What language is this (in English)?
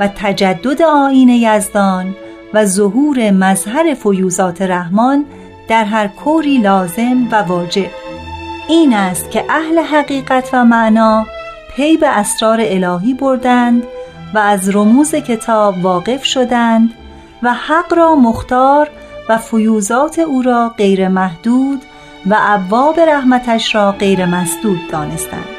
Persian